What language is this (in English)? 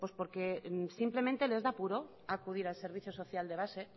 Spanish